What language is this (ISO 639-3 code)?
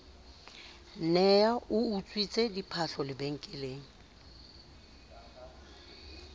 sot